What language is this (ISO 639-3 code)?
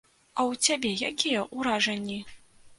bel